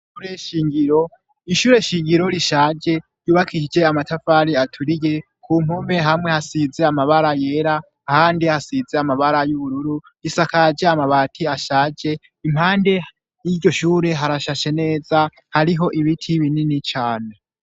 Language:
Rundi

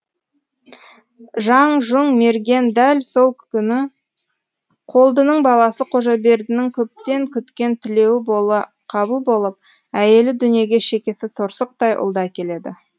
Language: Kazakh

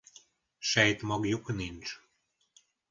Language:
Hungarian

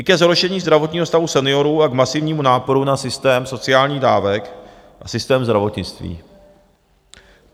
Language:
Czech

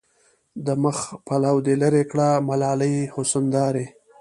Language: Pashto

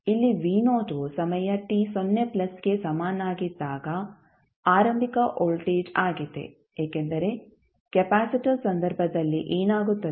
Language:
Kannada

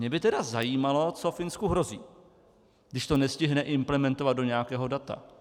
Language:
Czech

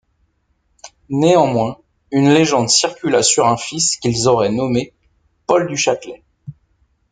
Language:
French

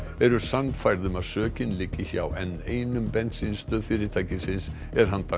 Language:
Icelandic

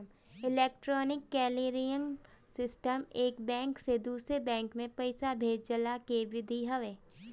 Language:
Bhojpuri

